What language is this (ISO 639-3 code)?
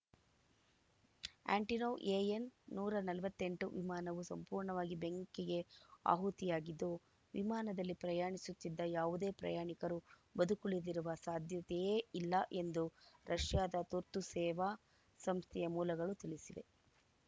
kan